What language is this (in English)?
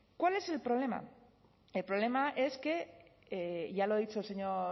Spanish